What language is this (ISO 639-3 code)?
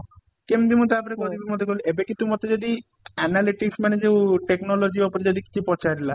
ori